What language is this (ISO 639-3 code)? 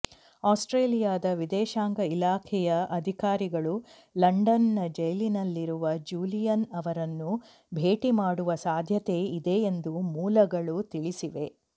kan